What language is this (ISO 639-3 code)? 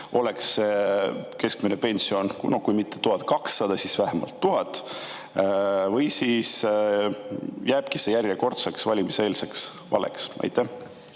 est